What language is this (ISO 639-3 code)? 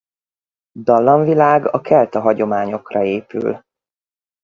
hun